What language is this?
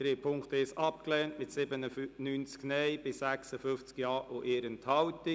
Swiss German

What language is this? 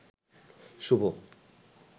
Bangla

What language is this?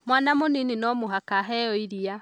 Kikuyu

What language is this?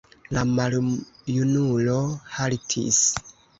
Esperanto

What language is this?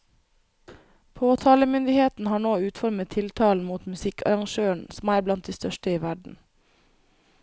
Norwegian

